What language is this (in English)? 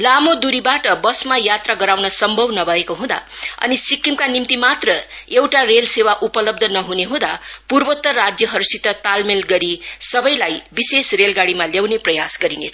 Nepali